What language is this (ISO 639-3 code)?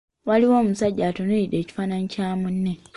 lug